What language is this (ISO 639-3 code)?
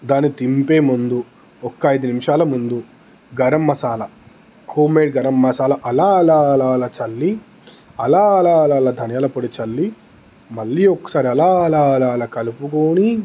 tel